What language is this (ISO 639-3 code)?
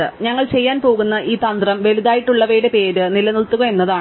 mal